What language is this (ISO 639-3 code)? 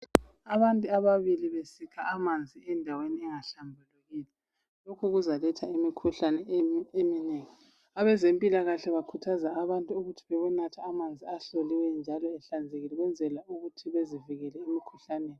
nde